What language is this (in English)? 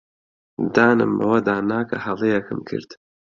Central Kurdish